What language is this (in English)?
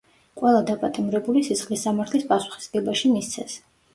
Georgian